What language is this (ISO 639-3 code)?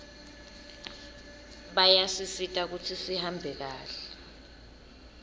ssw